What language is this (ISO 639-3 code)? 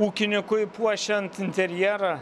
lit